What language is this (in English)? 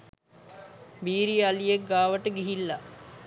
Sinhala